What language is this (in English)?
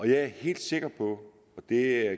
Danish